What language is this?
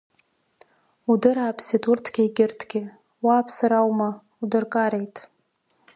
Abkhazian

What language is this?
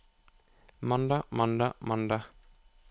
Norwegian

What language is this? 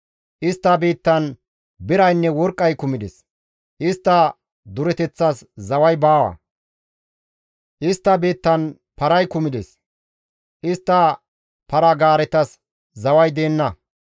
Gamo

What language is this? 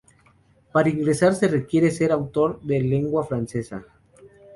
Spanish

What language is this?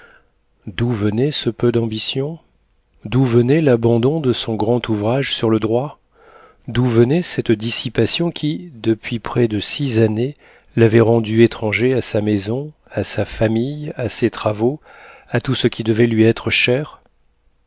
French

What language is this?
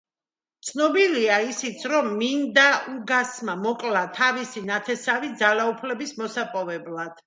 Georgian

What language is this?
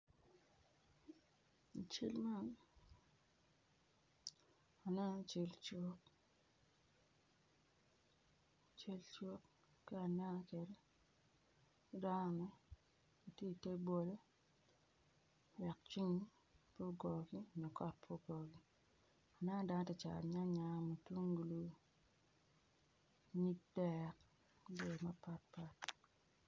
Acoli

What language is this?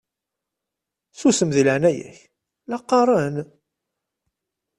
Kabyle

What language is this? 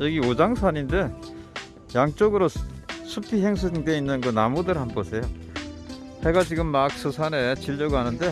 Korean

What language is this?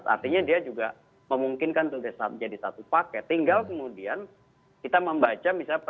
Indonesian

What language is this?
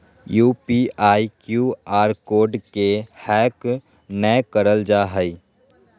Magahi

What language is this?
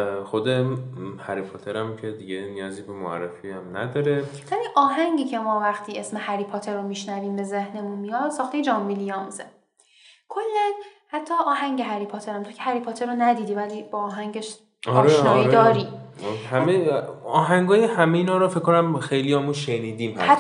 Persian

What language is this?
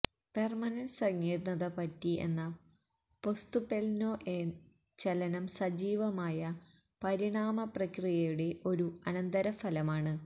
Malayalam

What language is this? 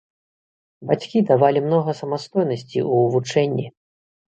Belarusian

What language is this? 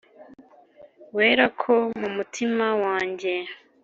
Kinyarwanda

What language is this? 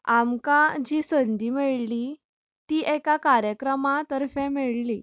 Konkani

